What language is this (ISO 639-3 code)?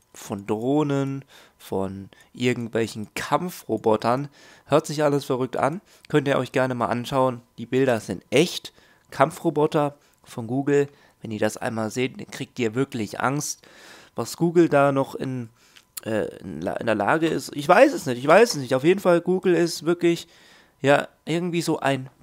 deu